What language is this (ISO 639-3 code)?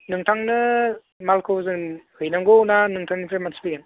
brx